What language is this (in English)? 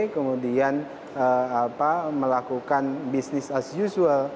Indonesian